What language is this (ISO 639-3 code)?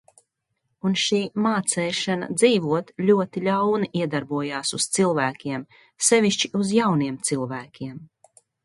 lav